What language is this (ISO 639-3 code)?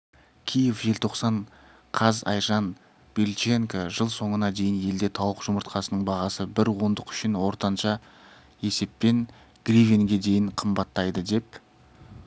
kaz